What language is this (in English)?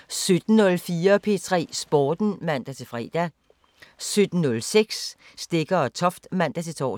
Danish